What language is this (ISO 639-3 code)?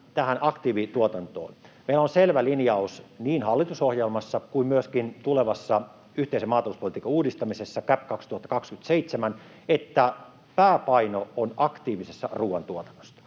fin